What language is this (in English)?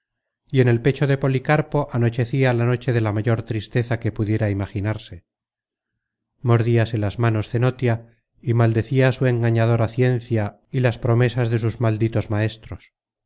Spanish